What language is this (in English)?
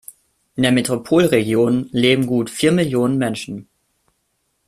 German